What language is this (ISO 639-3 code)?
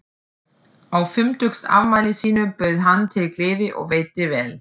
isl